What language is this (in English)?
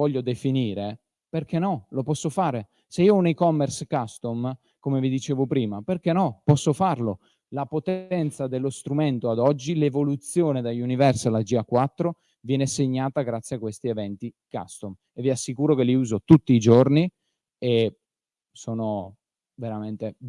Italian